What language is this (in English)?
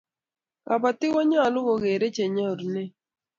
Kalenjin